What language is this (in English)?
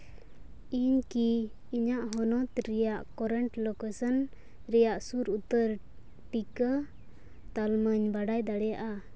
Santali